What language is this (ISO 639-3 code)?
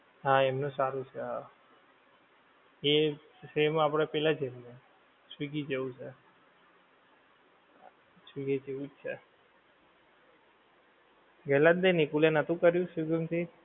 guj